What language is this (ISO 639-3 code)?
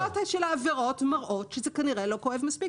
heb